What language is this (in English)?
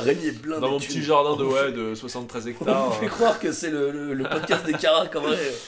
French